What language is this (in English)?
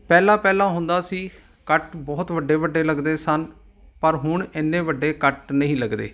Punjabi